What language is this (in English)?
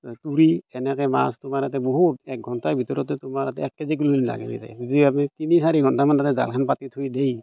Assamese